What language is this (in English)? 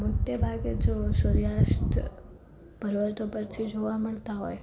Gujarati